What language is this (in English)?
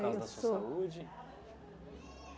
Portuguese